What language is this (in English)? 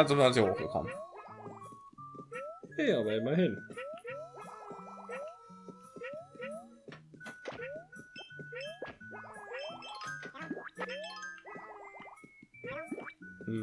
German